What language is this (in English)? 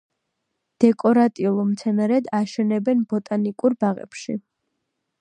Georgian